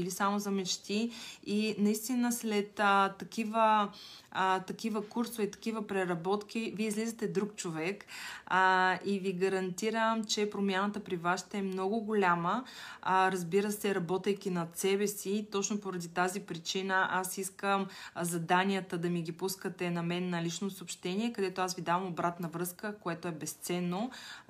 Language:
Bulgarian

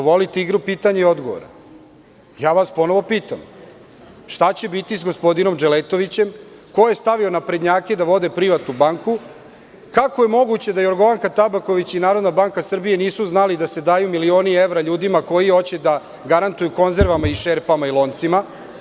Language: Serbian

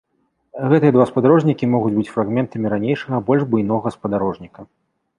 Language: Belarusian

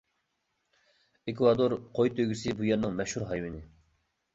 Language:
Uyghur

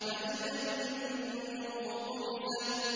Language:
Arabic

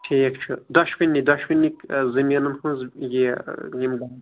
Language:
Kashmiri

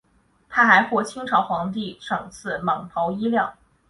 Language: Chinese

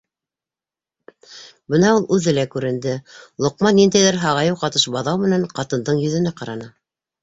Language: Bashkir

